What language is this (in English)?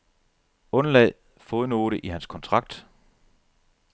Danish